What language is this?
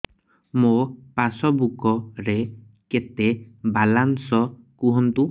Odia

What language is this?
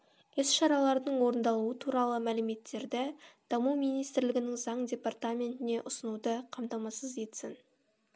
Kazakh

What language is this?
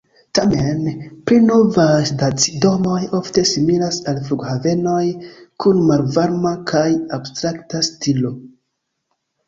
Esperanto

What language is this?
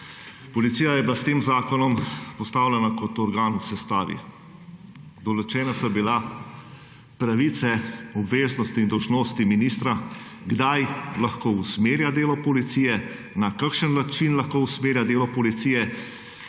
Slovenian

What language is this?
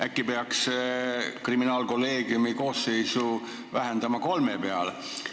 Estonian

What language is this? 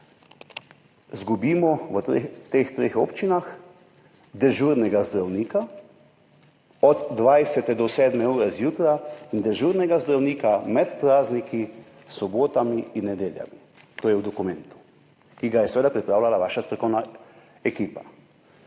Slovenian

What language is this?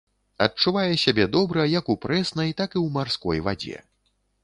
Belarusian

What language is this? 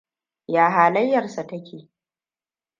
Hausa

